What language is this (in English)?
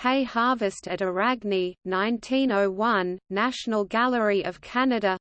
English